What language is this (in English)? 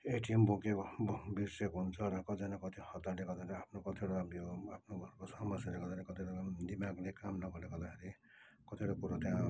Nepali